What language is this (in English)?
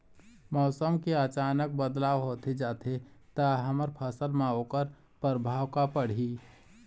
Chhattisgarhi